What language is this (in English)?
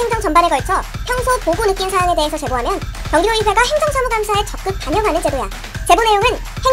Korean